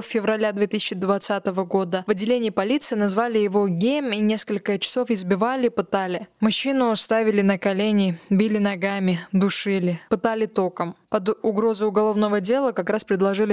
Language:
Russian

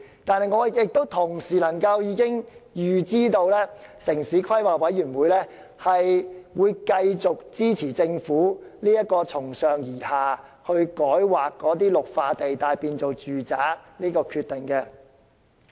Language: Cantonese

